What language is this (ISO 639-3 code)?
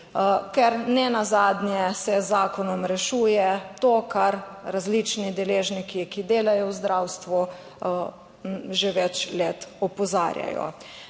slv